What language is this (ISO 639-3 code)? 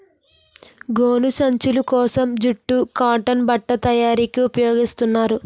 tel